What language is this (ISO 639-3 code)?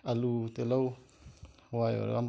mni